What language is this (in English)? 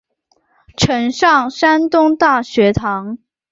Chinese